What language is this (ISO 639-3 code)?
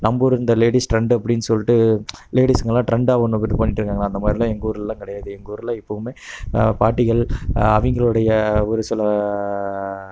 tam